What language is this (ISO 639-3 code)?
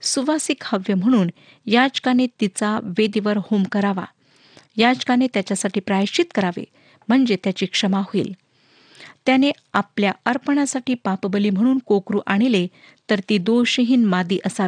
mar